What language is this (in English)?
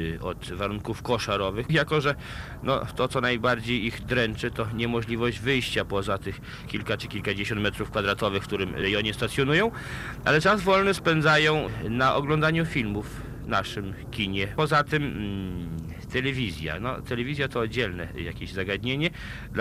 Polish